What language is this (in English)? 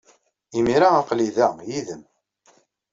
Kabyle